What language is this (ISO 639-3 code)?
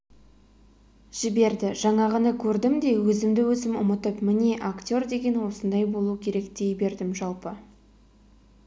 kaz